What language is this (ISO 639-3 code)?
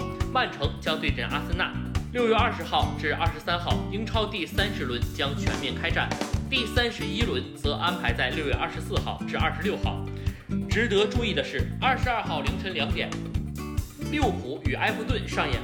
zho